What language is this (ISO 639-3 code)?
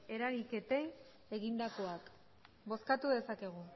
eus